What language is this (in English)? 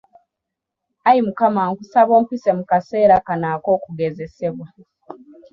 Ganda